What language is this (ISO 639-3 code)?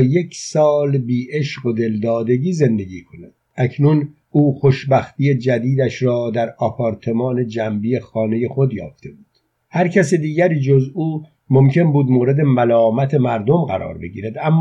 fas